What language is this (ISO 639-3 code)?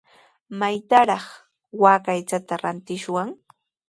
qws